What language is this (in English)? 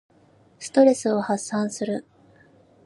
Japanese